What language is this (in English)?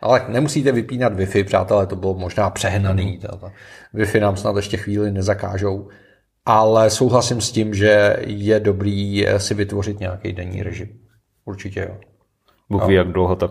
Czech